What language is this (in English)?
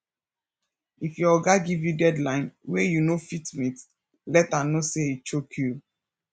Nigerian Pidgin